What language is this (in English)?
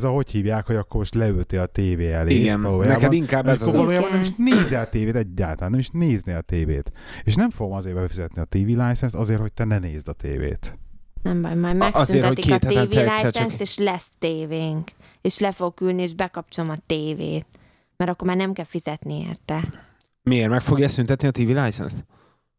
Hungarian